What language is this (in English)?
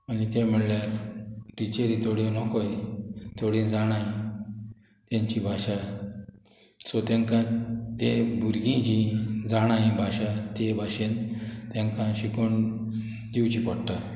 Konkani